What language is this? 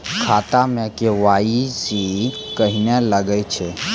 Maithili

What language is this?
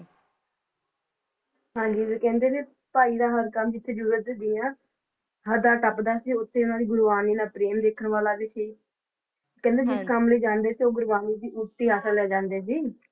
Punjabi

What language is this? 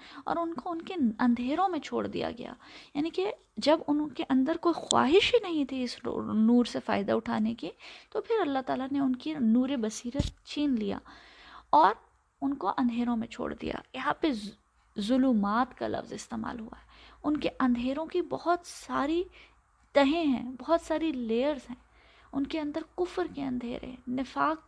Urdu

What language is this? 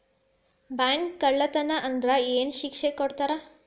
Kannada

